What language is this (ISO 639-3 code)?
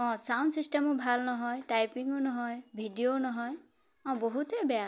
asm